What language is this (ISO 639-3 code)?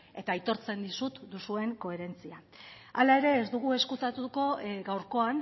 eus